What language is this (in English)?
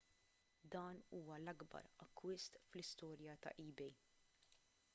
Maltese